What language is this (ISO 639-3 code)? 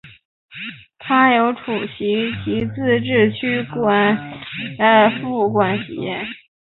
zho